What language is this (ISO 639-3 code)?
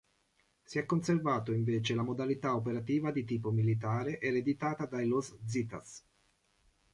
ita